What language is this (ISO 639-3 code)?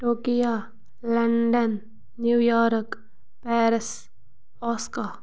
kas